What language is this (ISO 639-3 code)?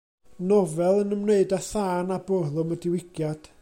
cym